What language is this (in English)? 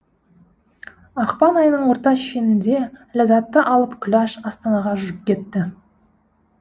Kazakh